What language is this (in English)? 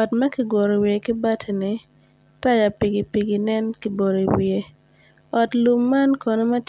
Acoli